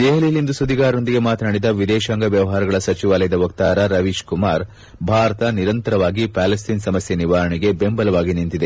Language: Kannada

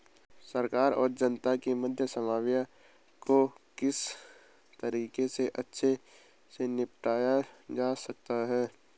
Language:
Hindi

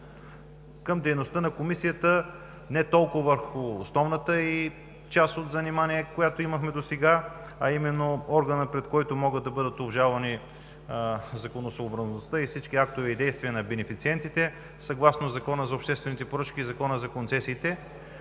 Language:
Bulgarian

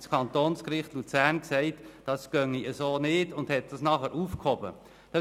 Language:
Swiss German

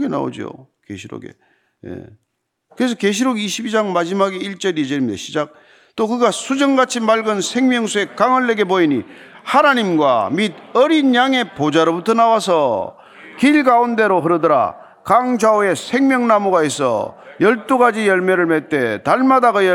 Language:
Korean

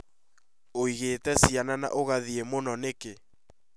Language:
Kikuyu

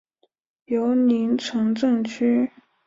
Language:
Chinese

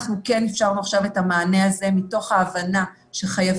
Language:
Hebrew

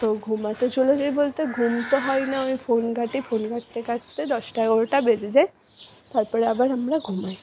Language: Bangla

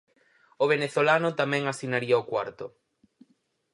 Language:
Galician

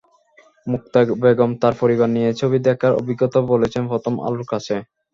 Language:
Bangla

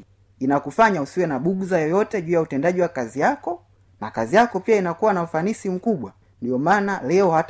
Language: Swahili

